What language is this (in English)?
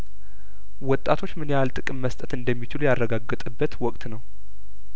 Amharic